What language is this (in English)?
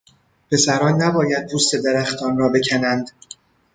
Persian